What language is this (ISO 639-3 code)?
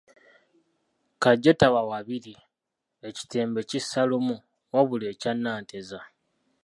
lug